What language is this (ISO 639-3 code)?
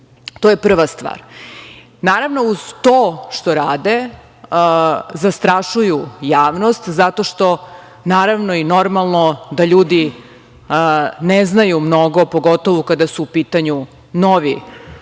srp